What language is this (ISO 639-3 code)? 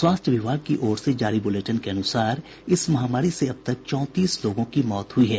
hin